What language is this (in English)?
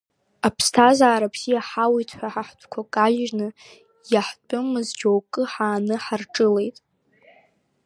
Abkhazian